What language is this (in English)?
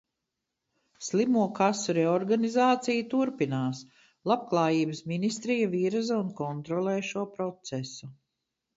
Latvian